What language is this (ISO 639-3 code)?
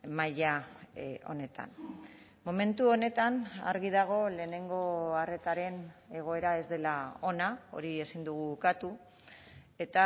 eus